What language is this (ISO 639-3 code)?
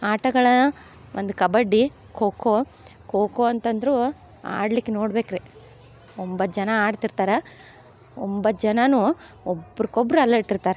kan